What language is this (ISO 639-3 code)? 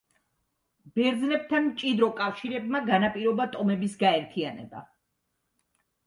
kat